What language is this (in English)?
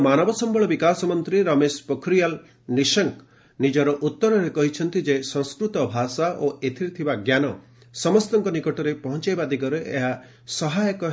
Odia